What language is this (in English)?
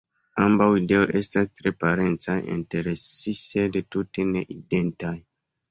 Esperanto